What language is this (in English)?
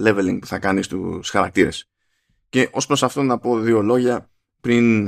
Greek